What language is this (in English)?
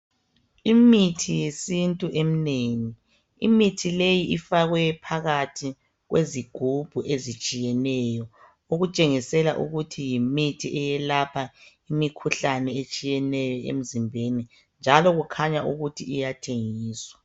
North Ndebele